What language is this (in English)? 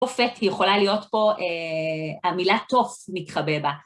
Hebrew